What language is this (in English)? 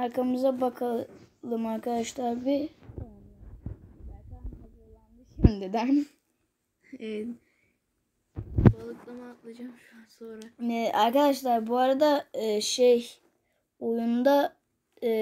Turkish